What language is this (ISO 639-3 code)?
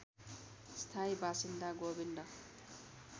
nep